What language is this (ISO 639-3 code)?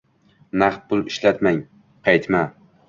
uzb